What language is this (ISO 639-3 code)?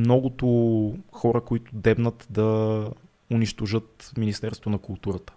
bul